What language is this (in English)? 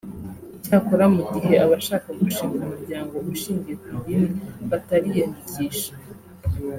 Kinyarwanda